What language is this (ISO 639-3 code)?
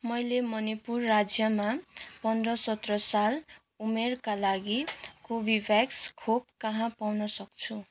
nep